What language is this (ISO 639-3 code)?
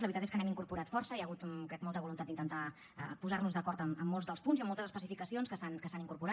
cat